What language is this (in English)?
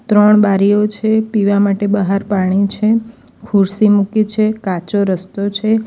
Gujarati